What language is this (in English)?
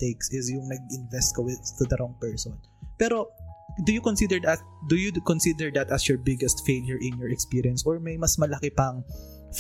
Filipino